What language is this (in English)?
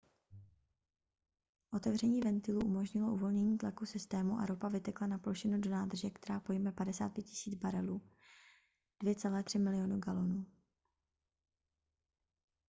Czech